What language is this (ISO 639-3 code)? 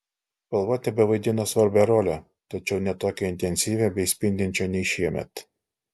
lit